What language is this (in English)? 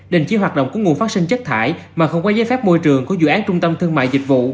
Vietnamese